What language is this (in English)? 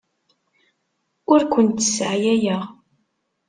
Kabyle